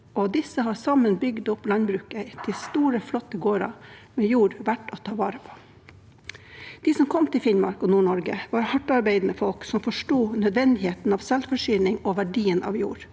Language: Norwegian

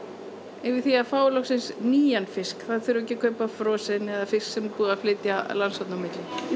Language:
Icelandic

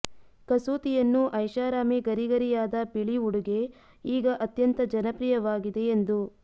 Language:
Kannada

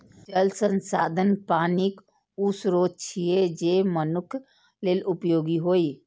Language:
Maithili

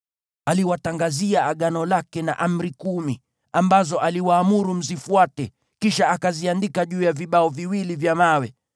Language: Swahili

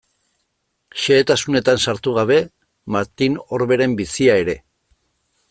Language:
Basque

